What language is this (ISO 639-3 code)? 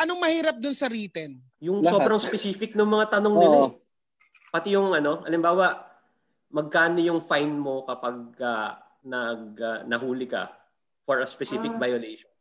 fil